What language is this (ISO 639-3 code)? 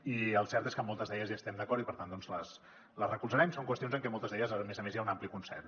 cat